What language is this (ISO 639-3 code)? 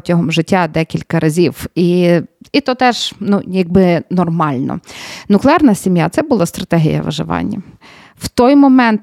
ukr